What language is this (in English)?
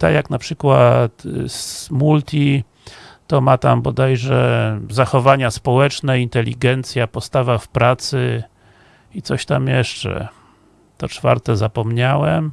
Polish